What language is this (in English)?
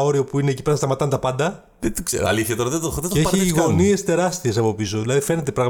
Greek